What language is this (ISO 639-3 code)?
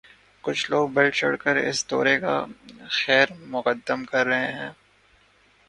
urd